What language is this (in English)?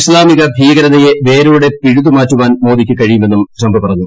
Malayalam